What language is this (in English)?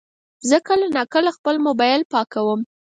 Pashto